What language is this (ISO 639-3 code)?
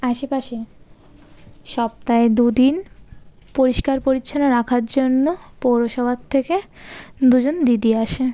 ben